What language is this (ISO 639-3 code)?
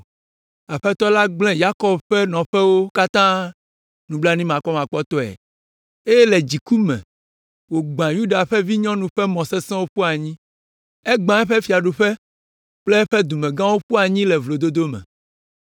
ewe